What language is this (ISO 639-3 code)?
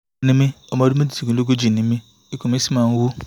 yor